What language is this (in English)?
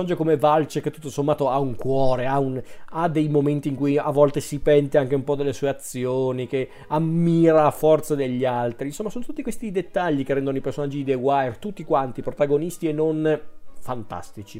Italian